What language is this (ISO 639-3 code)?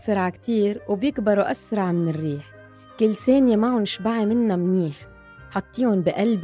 ara